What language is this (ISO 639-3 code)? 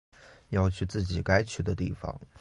zho